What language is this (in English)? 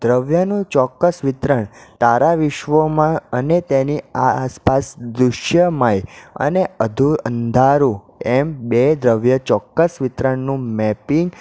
Gujarati